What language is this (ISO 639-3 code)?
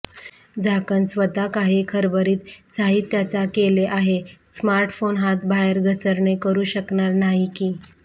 mar